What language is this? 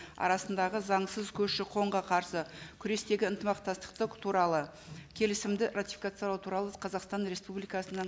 Kazakh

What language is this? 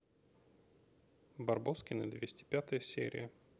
Russian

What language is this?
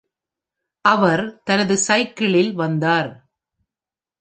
Tamil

